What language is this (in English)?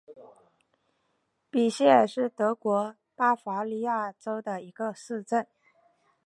Chinese